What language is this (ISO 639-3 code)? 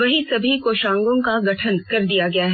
hin